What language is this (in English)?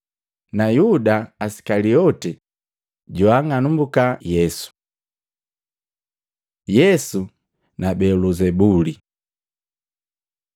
Matengo